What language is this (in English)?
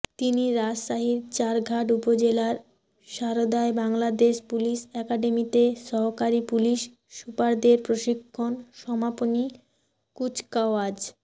Bangla